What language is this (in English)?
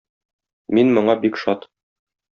Tatar